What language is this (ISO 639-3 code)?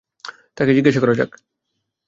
ben